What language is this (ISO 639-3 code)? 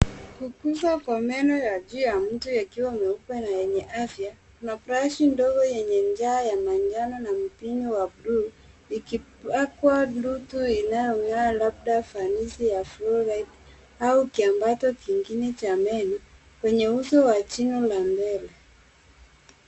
swa